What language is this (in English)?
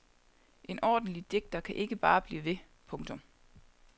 Danish